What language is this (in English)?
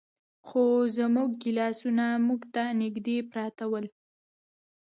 Pashto